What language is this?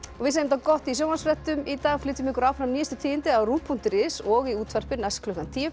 Icelandic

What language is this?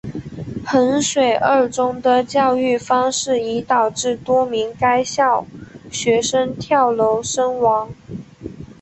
Chinese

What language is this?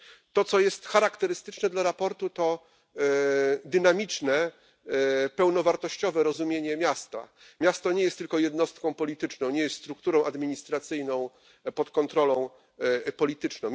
Polish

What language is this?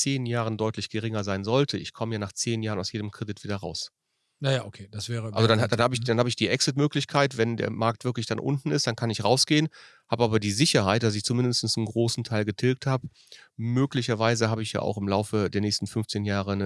German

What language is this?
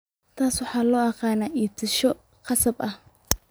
Somali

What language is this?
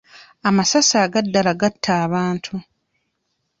Ganda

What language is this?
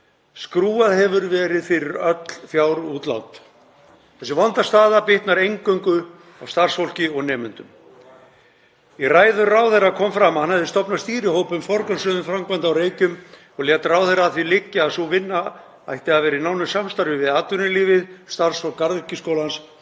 Icelandic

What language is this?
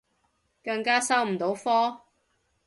Cantonese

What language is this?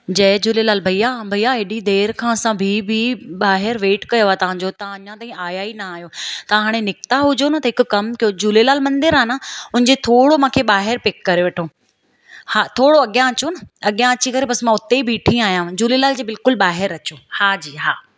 Sindhi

